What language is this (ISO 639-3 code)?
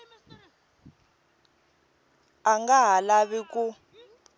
tso